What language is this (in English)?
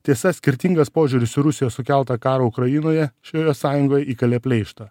Lithuanian